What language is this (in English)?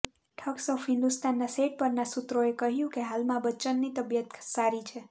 Gujarati